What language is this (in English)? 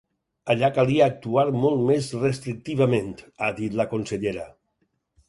Catalan